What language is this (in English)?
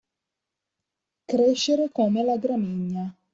Italian